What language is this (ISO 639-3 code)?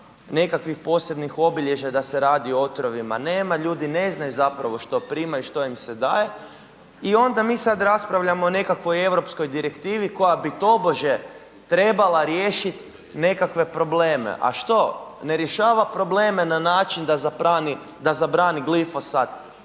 hrv